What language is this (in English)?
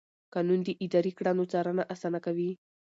Pashto